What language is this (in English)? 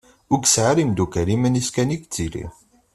Kabyle